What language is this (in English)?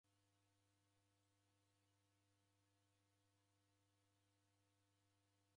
Taita